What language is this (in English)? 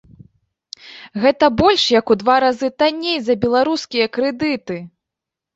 Belarusian